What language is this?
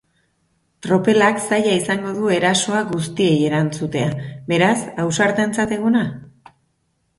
Basque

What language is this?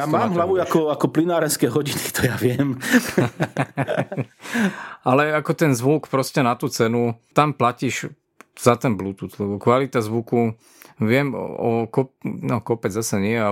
Slovak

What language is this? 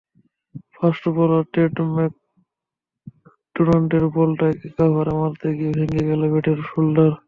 Bangla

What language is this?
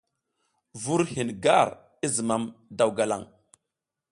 South Giziga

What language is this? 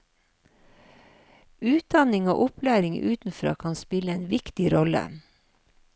Norwegian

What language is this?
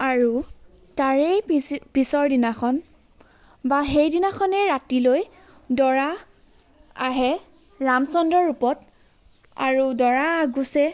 Assamese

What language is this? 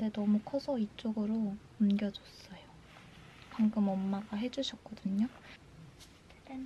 Korean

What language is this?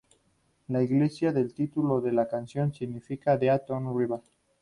Spanish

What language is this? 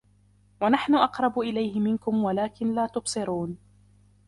Arabic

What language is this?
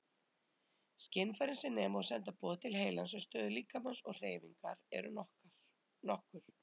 Icelandic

